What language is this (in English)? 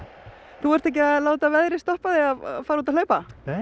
Icelandic